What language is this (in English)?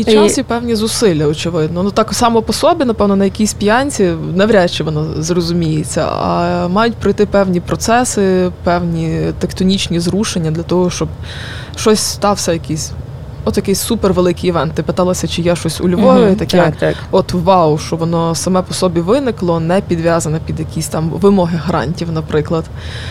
Ukrainian